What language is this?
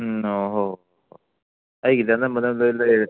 Manipuri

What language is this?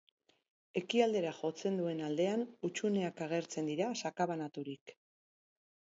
Basque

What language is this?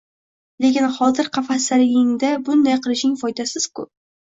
Uzbek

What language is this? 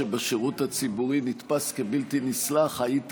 Hebrew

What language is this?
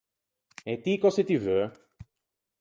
Ligurian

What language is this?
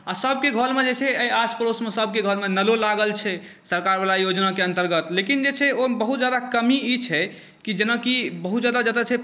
Maithili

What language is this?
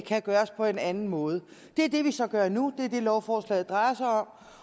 Danish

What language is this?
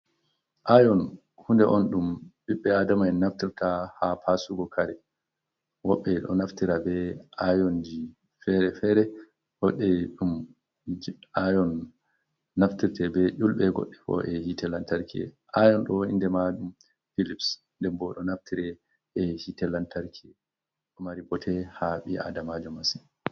Fula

